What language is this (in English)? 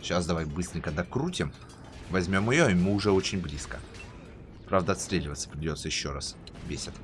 Russian